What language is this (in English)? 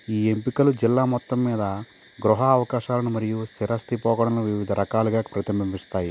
Telugu